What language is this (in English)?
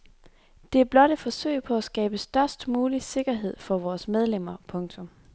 Danish